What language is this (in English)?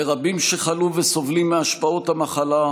Hebrew